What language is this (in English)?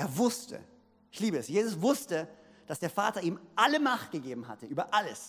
German